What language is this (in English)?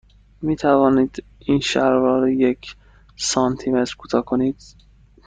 Persian